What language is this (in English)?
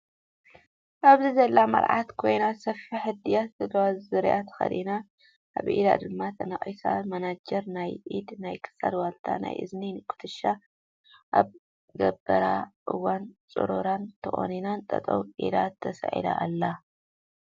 Tigrinya